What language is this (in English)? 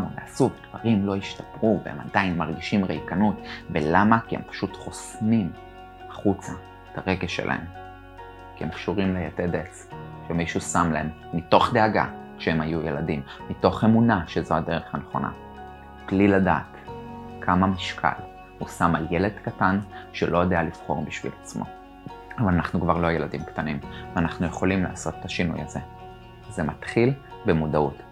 Hebrew